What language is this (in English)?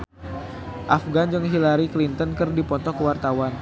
Sundanese